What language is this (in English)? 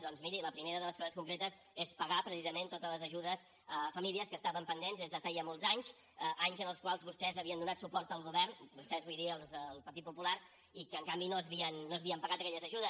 Catalan